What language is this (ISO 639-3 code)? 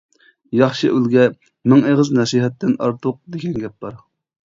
uig